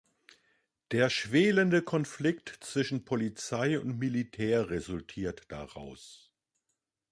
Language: German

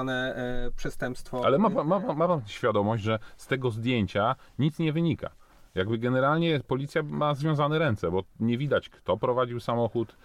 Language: Polish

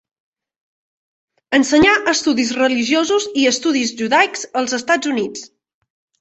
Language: Catalan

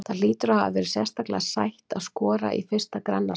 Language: Icelandic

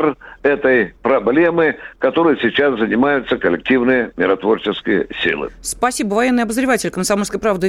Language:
Russian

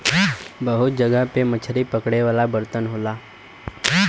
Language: Bhojpuri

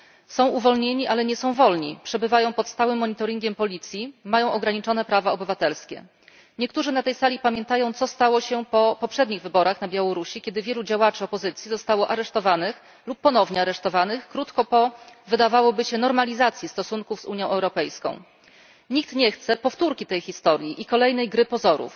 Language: Polish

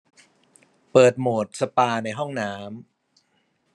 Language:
Thai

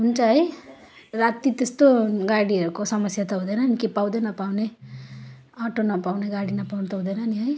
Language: Nepali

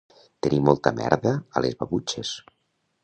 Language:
Catalan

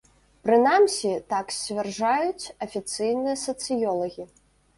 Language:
Belarusian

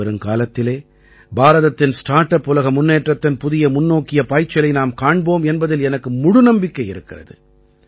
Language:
Tamil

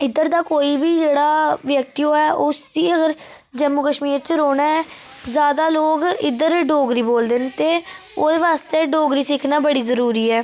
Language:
Dogri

